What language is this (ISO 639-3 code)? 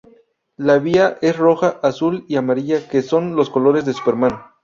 spa